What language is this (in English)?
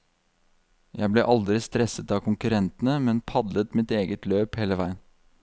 Norwegian